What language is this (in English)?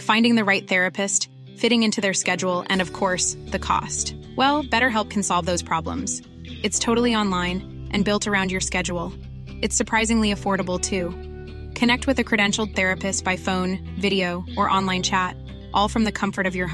Filipino